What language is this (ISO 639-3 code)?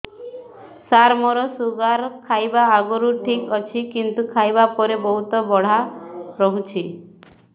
ori